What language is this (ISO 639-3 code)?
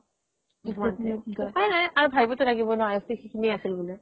asm